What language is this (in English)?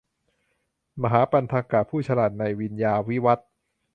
Thai